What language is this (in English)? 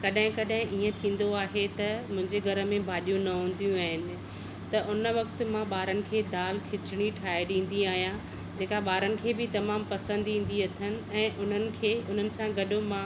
Sindhi